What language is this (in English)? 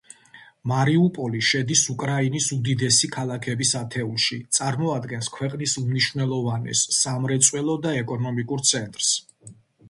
Georgian